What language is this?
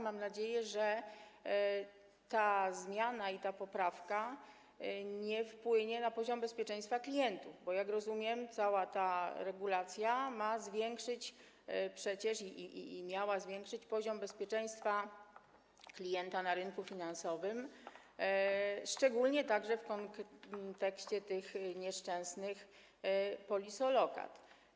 Polish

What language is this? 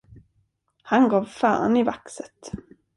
Swedish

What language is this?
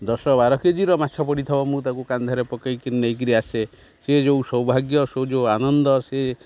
Odia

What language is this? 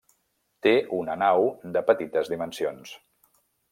Catalan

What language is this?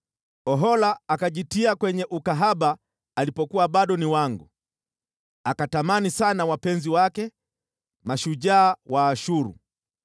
Swahili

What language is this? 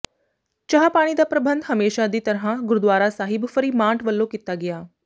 Punjabi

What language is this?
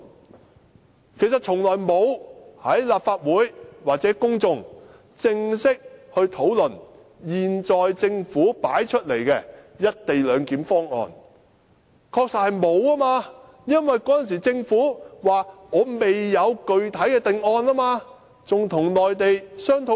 Cantonese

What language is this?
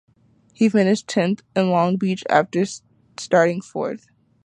English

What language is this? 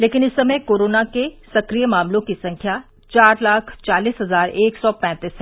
Hindi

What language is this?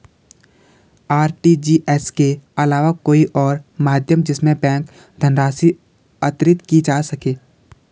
Hindi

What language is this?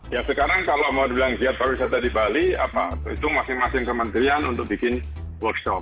Indonesian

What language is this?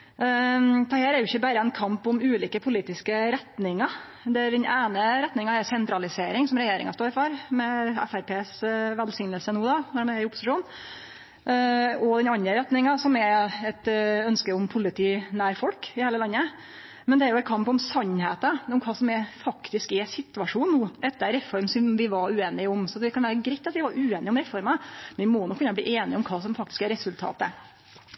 Norwegian Nynorsk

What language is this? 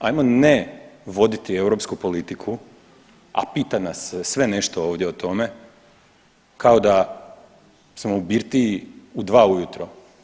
Croatian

